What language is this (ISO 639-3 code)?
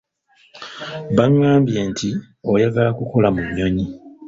lug